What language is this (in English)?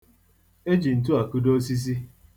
Igbo